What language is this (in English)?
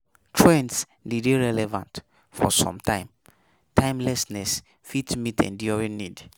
Nigerian Pidgin